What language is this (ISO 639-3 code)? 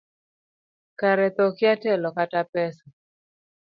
luo